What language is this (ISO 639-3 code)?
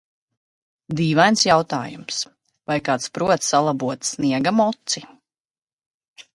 lav